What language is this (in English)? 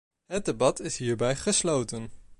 Dutch